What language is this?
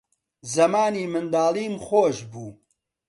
Central Kurdish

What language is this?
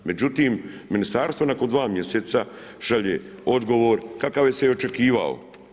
Croatian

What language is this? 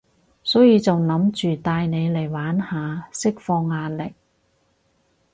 Cantonese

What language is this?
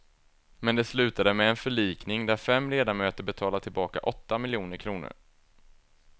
Swedish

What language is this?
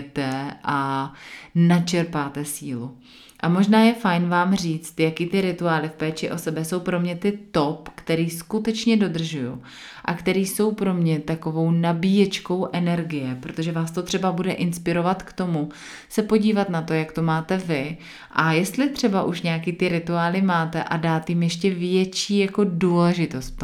Czech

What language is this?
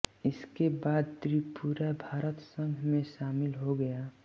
Hindi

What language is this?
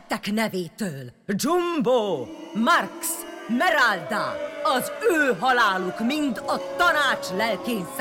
Hungarian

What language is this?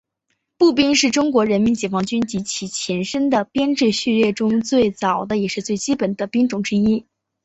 Chinese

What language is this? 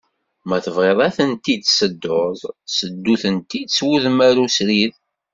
Kabyle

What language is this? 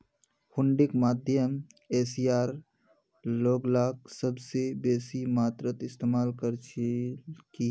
Magahi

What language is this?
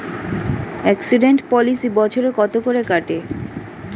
Bangla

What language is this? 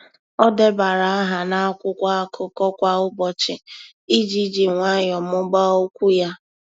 Igbo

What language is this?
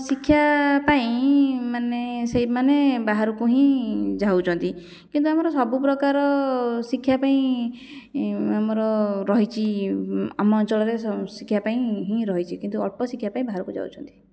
Odia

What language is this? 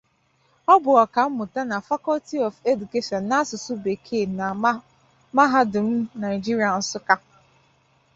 Igbo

